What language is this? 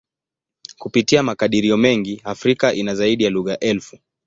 Swahili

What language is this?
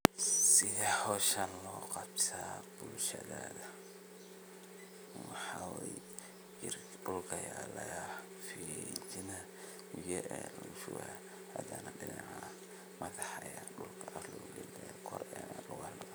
Somali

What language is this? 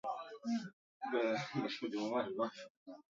Swahili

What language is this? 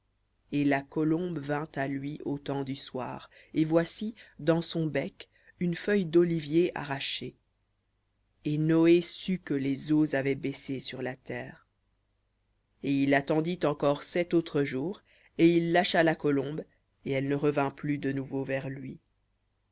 French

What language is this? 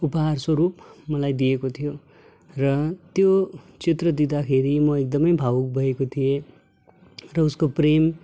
Nepali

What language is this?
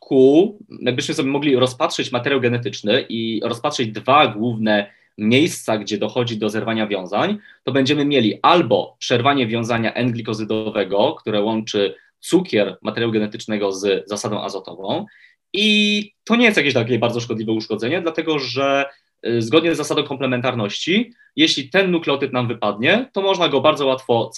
Polish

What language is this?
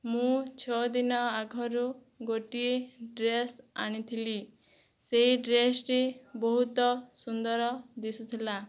Odia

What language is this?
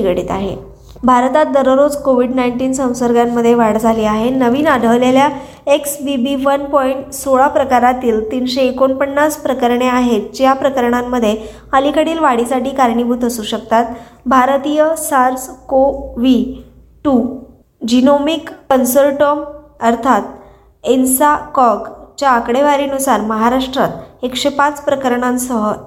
Marathi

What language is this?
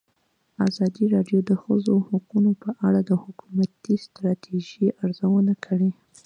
Pashto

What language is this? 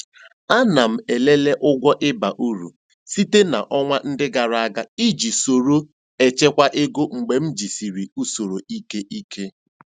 Igbo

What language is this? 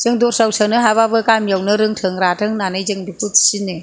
Bodo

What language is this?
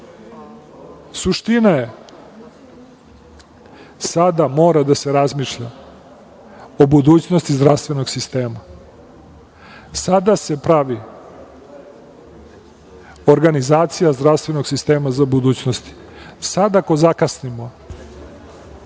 Serbian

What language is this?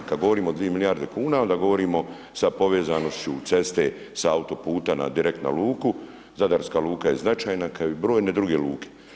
Croatian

